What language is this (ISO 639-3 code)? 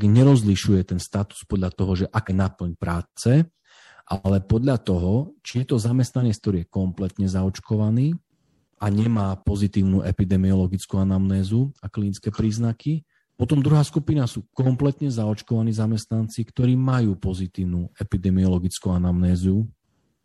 slk